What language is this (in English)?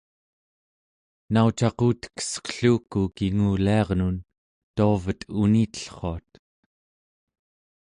Central Yupik